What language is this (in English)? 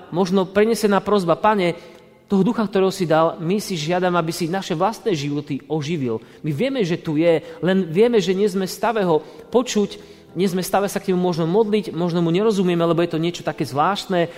Slovak